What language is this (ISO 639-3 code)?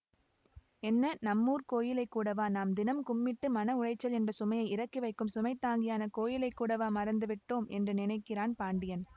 tam